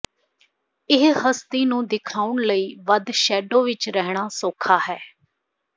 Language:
Punjabi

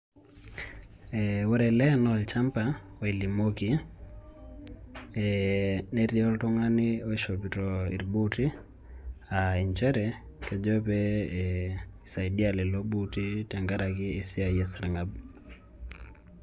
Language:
Masai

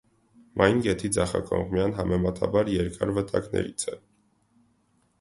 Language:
Armenian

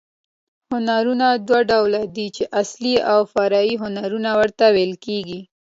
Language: Pashto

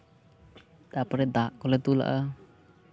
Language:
Santali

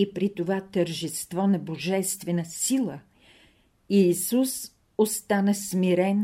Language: Bulgarian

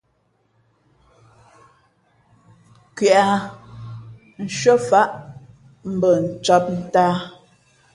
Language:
Fe'fe'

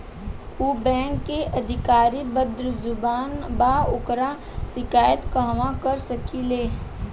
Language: Bhojpuri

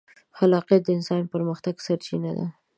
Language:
Pashto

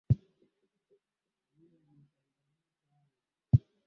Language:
Swahili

